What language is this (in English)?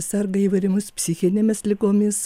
Lithuanian